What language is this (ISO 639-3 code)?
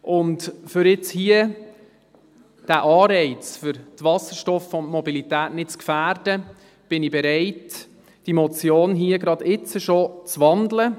gsw